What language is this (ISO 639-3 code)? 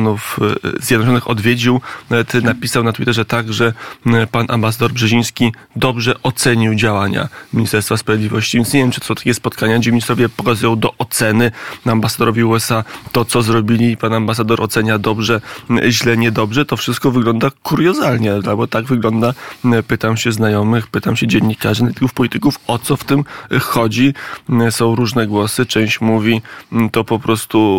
pol